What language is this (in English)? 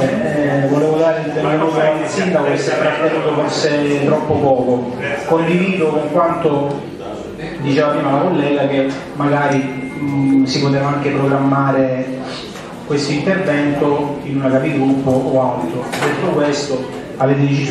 Italian